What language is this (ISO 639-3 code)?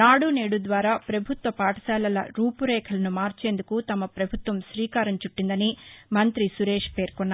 tel